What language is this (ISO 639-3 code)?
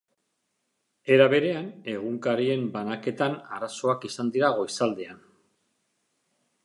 eus